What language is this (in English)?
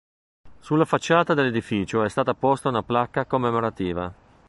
Italian